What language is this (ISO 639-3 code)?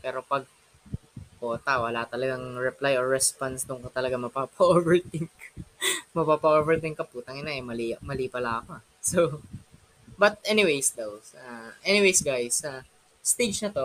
fil